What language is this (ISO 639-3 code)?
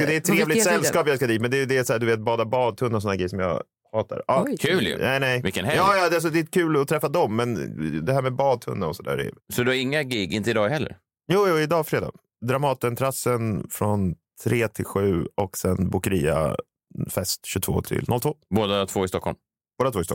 swe